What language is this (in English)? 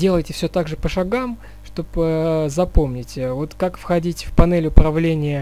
Russian